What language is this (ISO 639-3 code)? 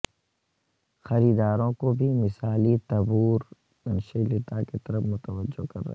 urd